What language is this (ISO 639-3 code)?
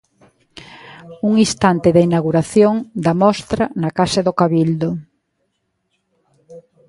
glg